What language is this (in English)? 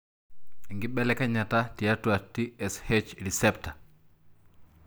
Masai